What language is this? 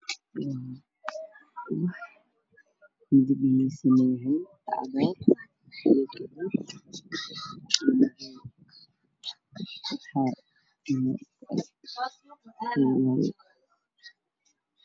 Somali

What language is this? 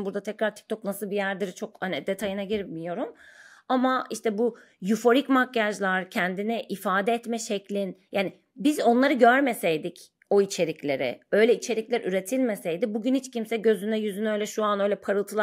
Turkish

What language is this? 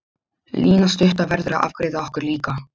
Icelandic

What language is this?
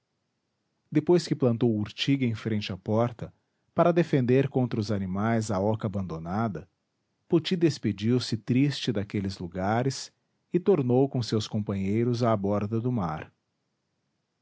Portuguese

